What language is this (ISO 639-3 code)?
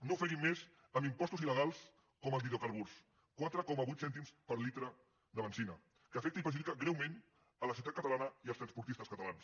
cat